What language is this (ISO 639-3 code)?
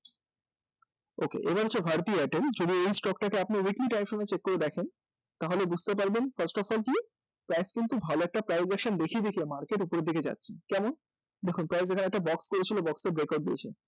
ben